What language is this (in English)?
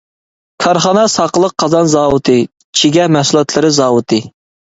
Uyghur